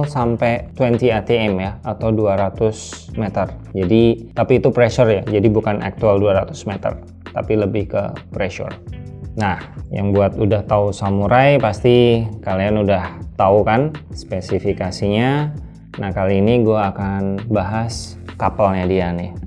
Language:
Indonesian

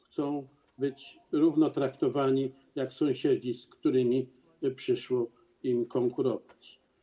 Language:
Polish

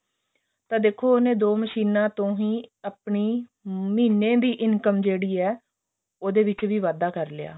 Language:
Punjabi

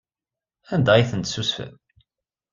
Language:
Kabyle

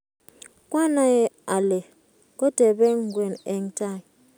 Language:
Kalenjin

